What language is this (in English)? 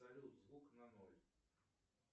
Russian